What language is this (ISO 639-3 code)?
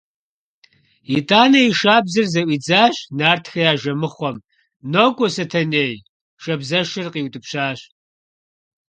kbd